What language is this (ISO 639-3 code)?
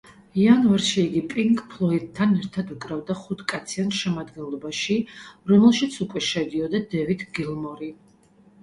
kat